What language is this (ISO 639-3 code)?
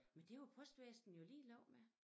dan